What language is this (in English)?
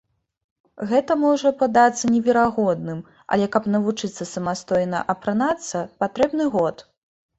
Belarusian